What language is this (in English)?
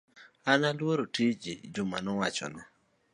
Luo (Kenya and Tanzania)